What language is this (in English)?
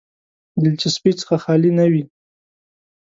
Pashto